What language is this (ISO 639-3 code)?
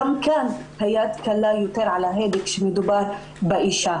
heb